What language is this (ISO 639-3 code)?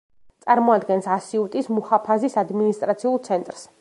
kat